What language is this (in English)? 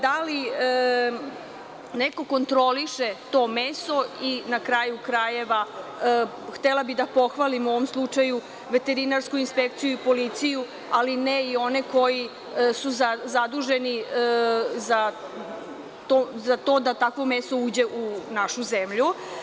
Serbian